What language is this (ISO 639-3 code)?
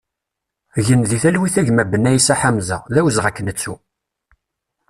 kab